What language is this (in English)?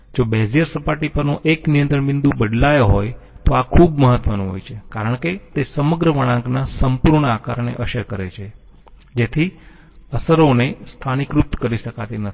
Gujarati